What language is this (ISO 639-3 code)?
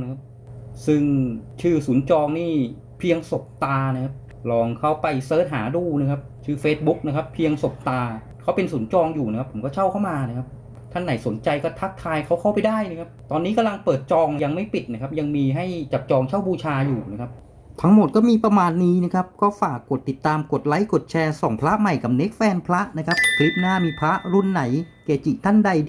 tha